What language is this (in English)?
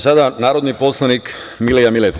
Serbian